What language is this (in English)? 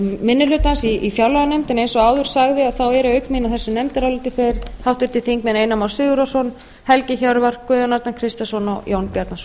Icelandic